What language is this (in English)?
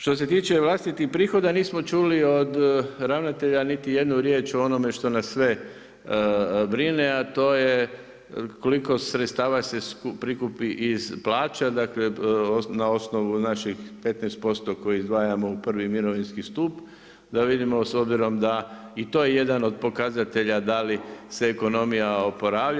Croatian